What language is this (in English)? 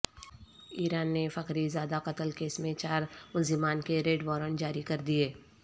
Urdu